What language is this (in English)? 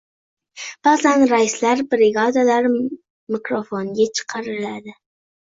Uzbek